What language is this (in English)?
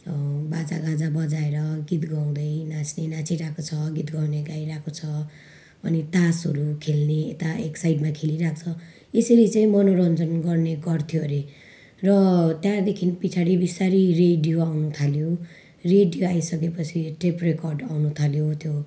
Nepali